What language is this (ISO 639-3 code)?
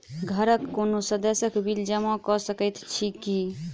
mai